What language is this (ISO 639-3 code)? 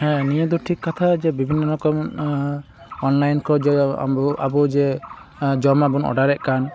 sat